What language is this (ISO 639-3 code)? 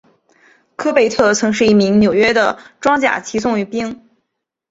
zho